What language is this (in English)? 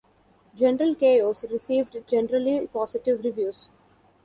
English